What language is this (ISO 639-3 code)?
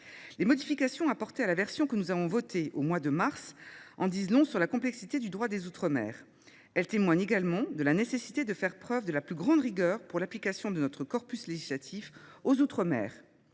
fra